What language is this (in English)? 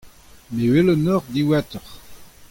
Breton